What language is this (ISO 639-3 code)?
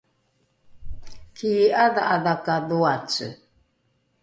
dru